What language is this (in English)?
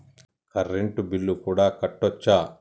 Telugu